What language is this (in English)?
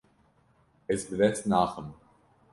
Kurdish